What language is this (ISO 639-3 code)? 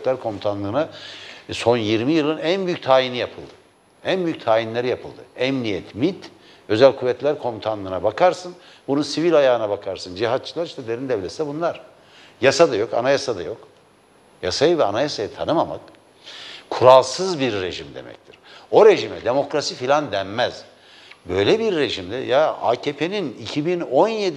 tur